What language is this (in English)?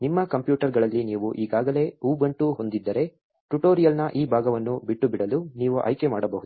Kannada